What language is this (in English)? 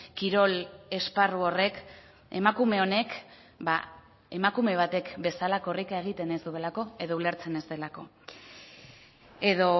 Basque